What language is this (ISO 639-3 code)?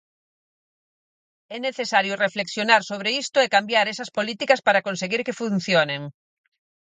glg